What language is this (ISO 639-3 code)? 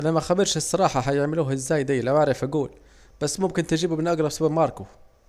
aec